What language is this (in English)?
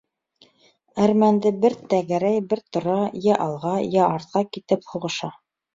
Bashkir